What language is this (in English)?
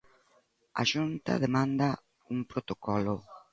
Galician